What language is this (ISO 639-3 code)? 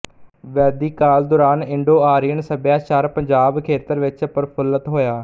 pan